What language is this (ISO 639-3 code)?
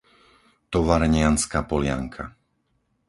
slk